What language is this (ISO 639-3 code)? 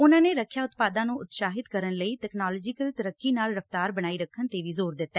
pan